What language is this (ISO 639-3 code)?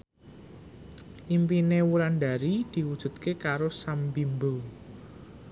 jav